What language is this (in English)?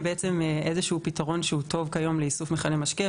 Hebrew